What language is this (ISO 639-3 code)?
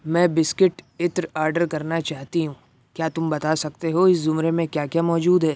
urd